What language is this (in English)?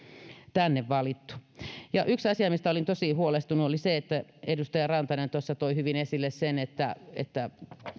Finnish